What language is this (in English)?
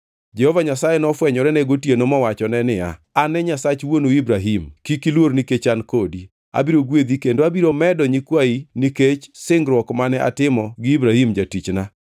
Luo (Kenya and Tanzania)